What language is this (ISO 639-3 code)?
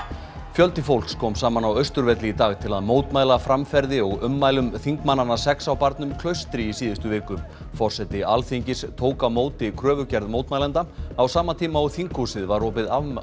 isl